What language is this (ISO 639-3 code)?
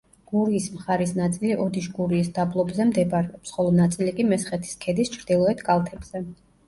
kat